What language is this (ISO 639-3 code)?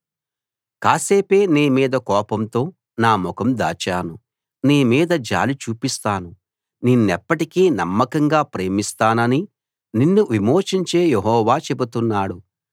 tel